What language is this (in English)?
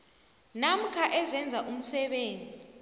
South Ndebele